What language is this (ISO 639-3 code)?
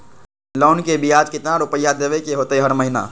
mag